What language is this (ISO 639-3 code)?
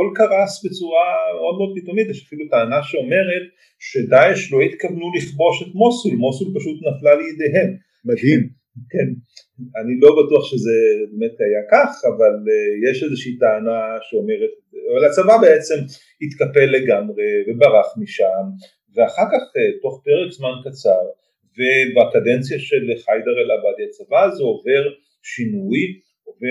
heb